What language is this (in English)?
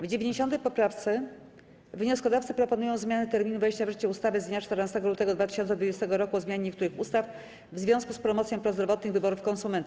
Polish